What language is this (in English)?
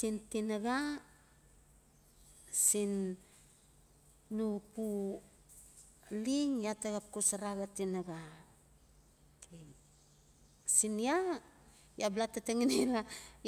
Notsi